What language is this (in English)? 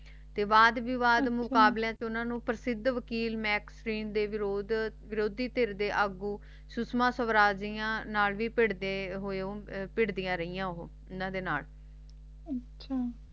Punjabi